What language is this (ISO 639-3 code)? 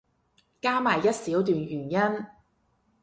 yue